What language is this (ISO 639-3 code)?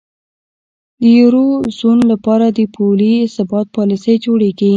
pus